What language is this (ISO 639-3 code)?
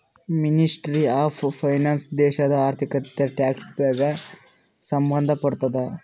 kan